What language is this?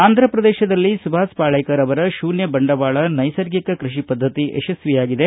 Kannada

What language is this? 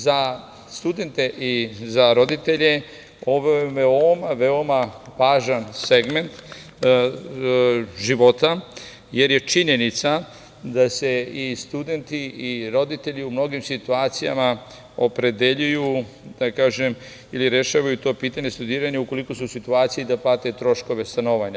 Serbian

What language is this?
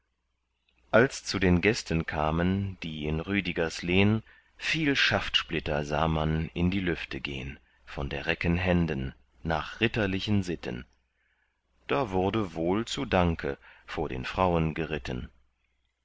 German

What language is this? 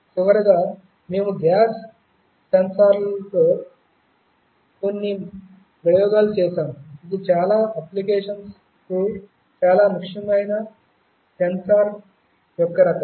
Telugu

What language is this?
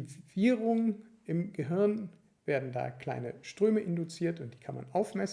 German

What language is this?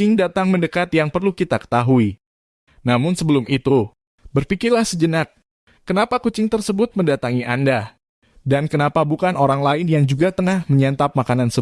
Indonesian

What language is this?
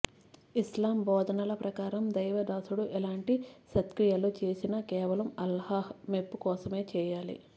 Telugu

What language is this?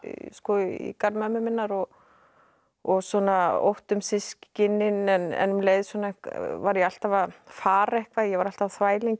Icelandic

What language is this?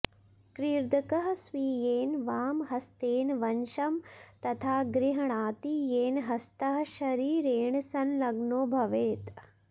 Sanskrit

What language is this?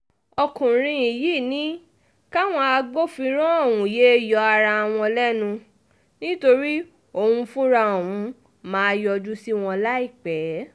Yoruba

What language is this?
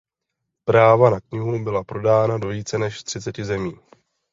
Czech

